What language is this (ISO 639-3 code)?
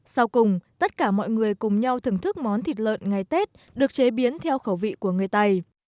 vie